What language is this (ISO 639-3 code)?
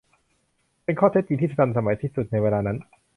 tha